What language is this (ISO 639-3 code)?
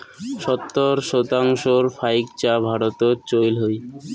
ben